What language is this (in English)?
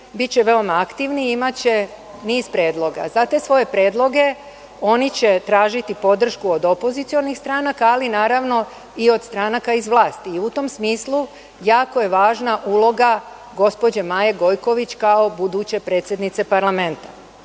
Serbian